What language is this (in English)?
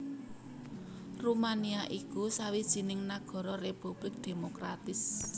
Javanese